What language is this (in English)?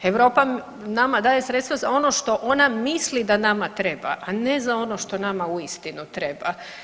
Croatian